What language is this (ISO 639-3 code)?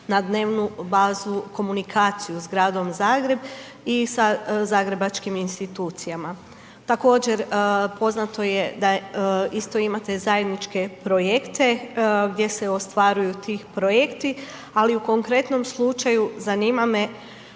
hrv